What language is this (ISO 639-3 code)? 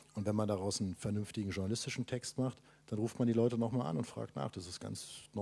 deu